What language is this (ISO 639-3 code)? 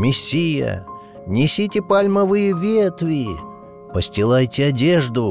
rus